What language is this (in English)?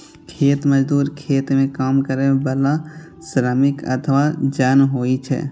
Maithili